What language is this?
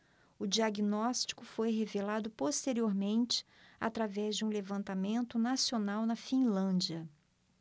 Portuguese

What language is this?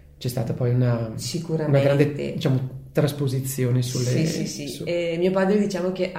Italian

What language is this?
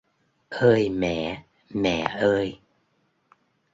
Vietnamese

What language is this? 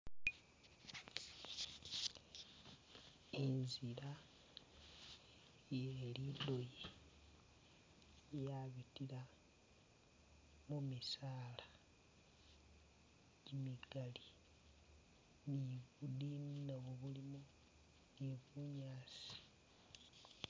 Masaaba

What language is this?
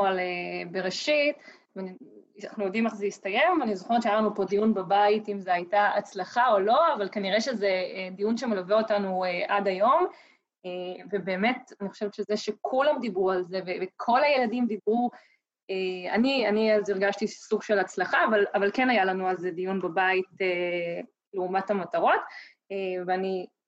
Hebrew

